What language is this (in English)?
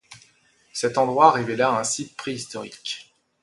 French